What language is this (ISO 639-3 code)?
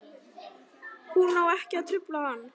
isl